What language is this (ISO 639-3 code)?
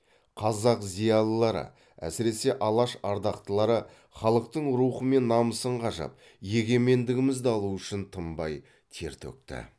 kaz